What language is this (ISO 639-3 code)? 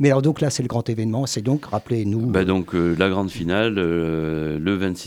fra